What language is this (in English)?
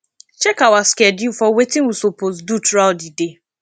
Nigerian Pidgin